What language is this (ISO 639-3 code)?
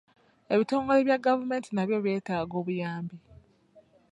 lug